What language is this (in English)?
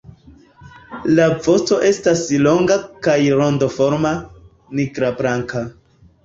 Esperanto